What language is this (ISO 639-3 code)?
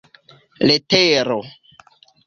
epo